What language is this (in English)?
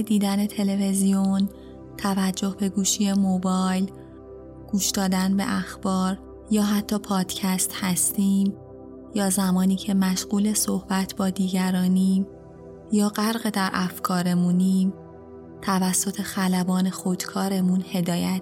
Persian